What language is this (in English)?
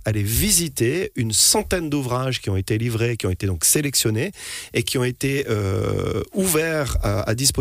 French